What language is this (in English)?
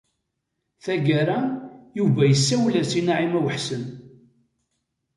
Kabyle